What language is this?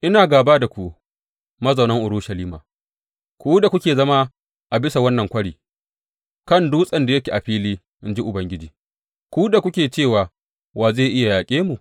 Hausa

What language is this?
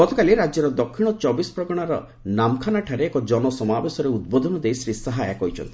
Odia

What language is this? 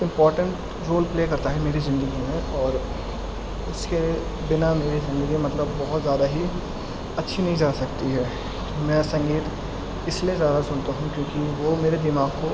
Urdu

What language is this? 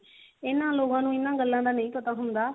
Punjabi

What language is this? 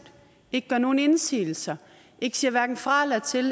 Danish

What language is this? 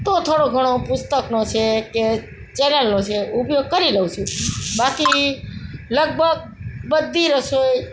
Gujarati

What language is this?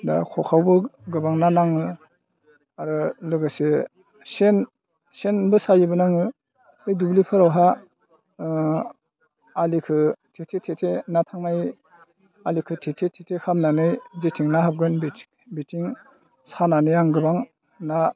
Bodo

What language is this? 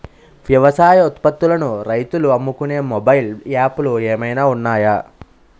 Telugu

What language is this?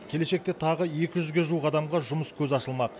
Kazakh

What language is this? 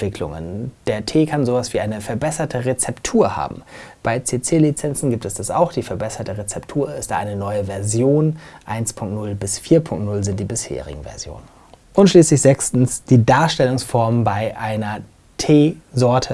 German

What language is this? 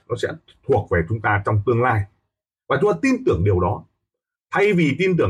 Vietnamese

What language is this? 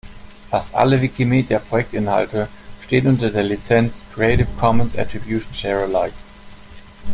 German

